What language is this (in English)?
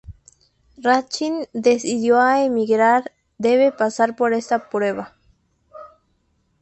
Spanish